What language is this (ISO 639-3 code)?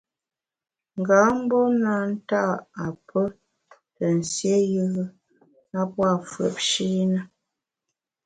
bax